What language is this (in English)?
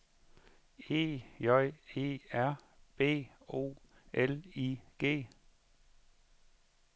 Danish